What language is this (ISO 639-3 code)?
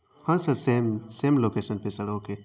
urd